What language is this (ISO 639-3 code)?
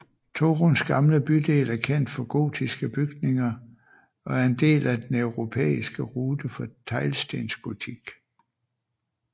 dan